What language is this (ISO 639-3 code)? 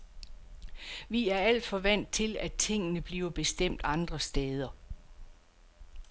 dan